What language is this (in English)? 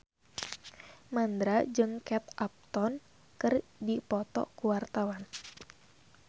Sundanese